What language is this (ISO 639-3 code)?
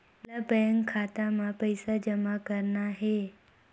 hne